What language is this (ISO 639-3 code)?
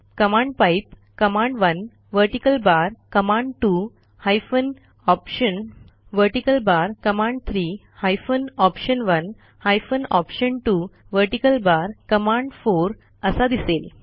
mar